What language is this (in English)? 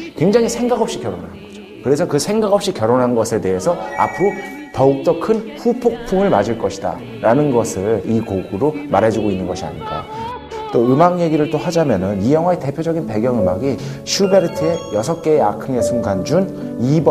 Korean